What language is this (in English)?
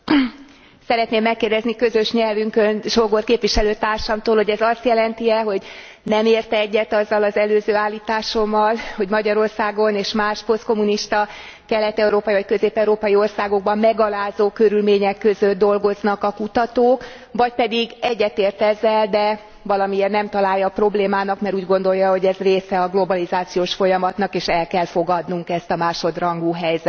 Hungarian